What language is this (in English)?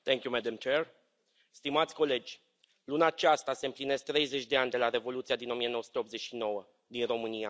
Romanian